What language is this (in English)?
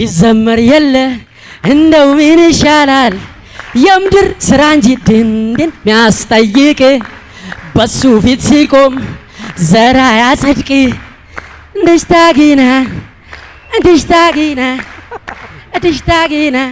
Amharic